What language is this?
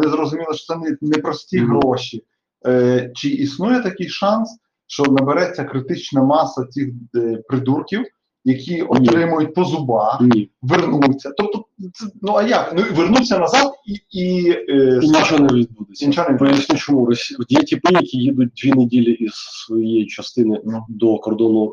Ukrainian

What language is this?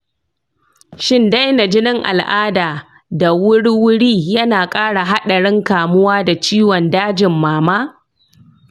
Hausa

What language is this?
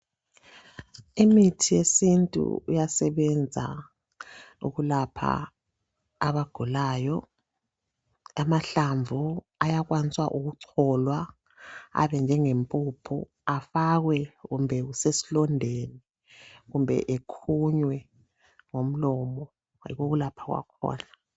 North Ndebele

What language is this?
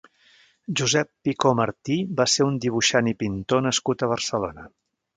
Catalan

